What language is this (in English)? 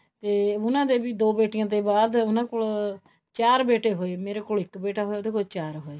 Punjabi